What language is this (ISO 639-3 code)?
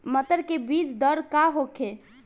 bho